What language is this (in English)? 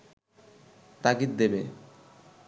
Bangla